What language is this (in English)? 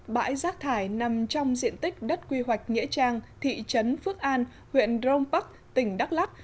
Vietnamese